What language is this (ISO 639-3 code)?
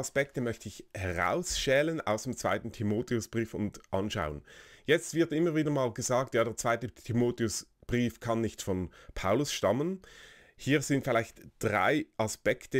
deu